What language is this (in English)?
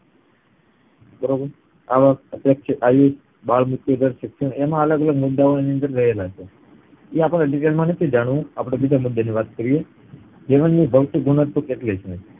Gujarati